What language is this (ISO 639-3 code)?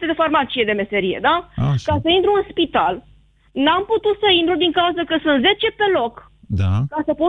ron